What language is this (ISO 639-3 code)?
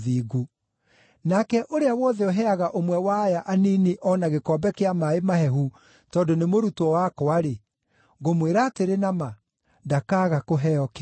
kik